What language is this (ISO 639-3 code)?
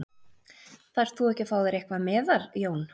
isl